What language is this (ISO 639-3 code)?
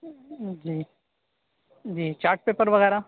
urd